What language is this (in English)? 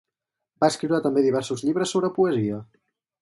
Catalan